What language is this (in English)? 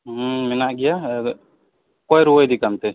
Santali